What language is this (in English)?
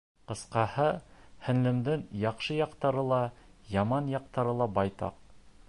Bashkir